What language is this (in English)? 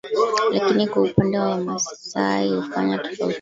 Swahili